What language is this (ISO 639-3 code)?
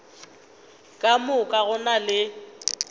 nso